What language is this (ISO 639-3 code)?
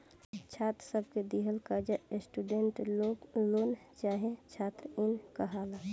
bho